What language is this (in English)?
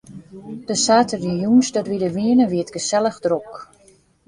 Western Frisian